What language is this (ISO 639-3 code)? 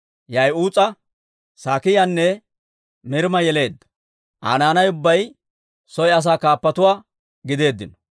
dwr